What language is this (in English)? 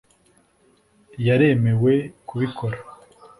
Kinyarwanda